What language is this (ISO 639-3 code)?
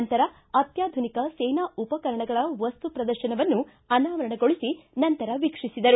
kan